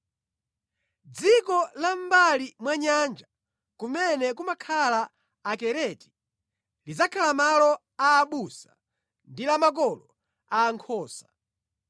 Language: Nyanja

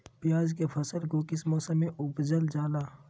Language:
Magahi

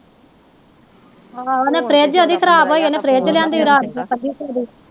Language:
Punjabi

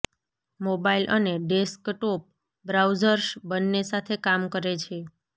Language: Gujarati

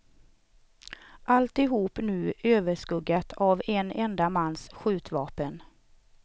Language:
Swedish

